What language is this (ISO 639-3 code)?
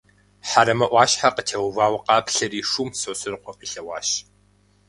kbd